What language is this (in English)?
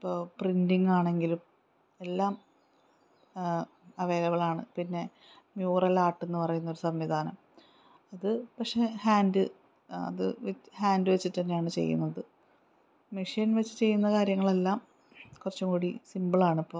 Malayalam